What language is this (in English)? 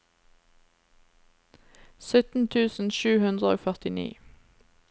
Norwegian